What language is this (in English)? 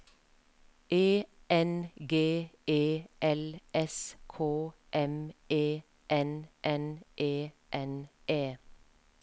Norwegian